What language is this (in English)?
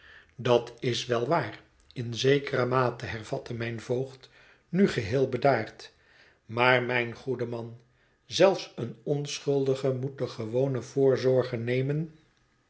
Dutch